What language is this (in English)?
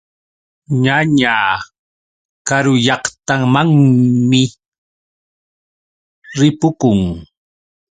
Yauyos Quechua